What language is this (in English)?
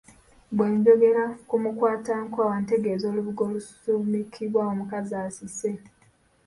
Ganda